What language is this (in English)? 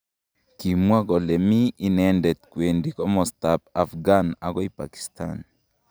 Kalenjin